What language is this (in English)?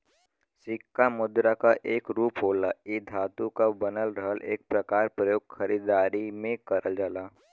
Bhojpuri